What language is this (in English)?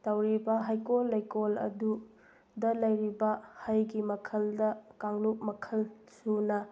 Manipuri